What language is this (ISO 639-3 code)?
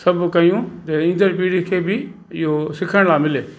snd